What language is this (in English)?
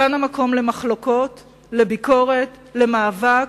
Hebrew